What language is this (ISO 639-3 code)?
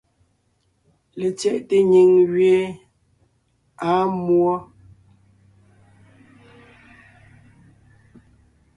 nnh